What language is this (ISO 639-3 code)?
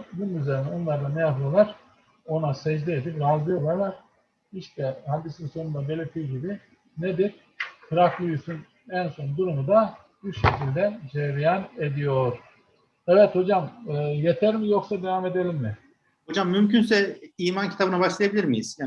tur